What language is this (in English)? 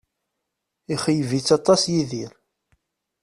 Kabyle